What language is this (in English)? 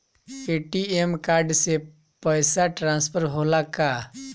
Bhojpuri